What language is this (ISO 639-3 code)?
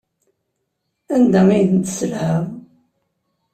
kab